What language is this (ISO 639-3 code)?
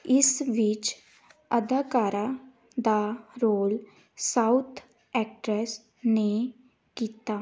pan